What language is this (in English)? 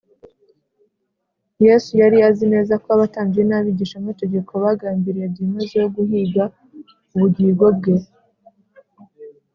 Kinyarwanda